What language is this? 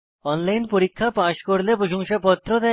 Bangla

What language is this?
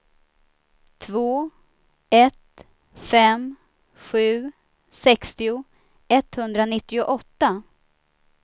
Swedish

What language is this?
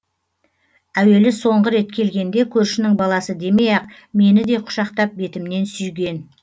Kazakh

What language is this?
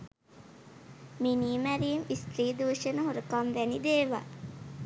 Sinhala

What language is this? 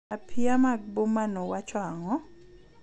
Luo (Kenya and Tanzania)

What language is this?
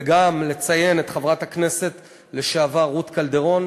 Hebrew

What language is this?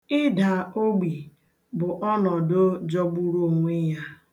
Igbo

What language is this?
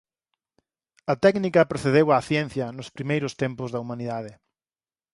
Galician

